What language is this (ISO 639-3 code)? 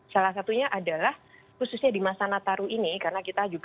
ind